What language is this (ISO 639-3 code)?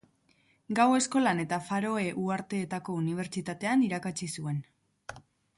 eus